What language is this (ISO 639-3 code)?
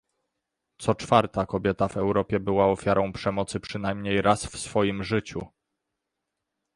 pol